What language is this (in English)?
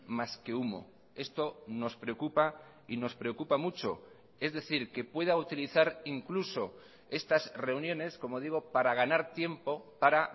Spanish